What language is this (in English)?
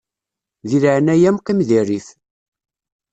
Kabyle